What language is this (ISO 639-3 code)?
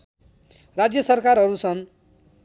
nep